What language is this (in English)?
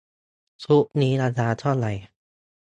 Thai